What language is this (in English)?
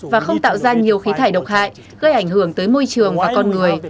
Vietnamese